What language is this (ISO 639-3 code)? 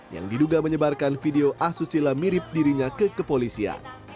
ind